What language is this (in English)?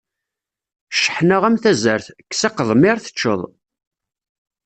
Kabyle